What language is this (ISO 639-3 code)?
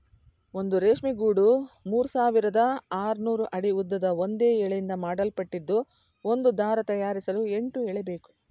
kan